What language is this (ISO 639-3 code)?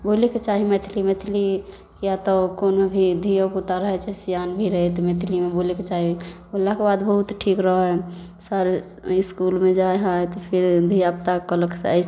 mai